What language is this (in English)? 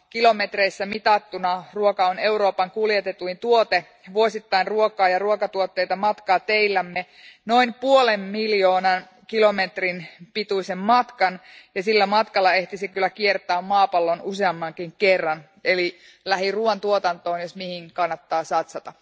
Finnish